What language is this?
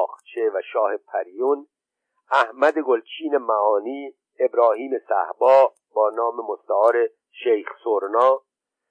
Persian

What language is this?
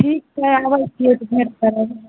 Maithili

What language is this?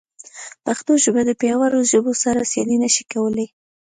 Pashto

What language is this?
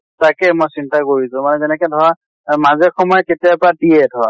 Assamese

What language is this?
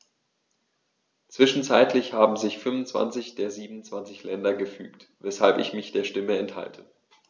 German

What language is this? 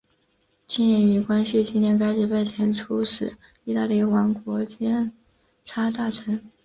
Chinese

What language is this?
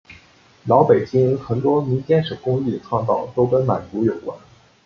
Chinese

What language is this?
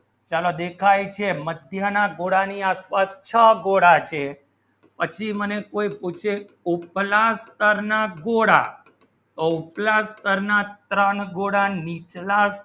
Gujarati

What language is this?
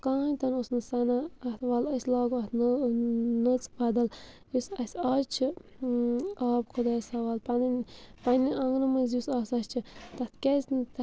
Kashmiri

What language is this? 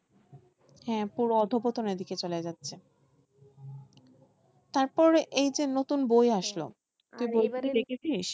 Bangla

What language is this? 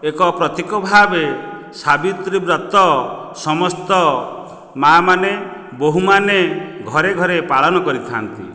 Odia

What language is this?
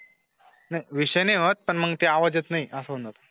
Marathi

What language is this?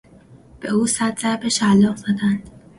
Persian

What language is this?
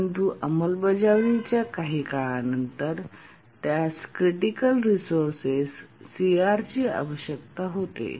Marathi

